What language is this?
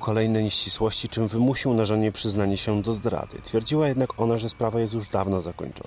Polish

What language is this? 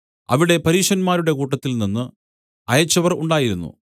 Malayalam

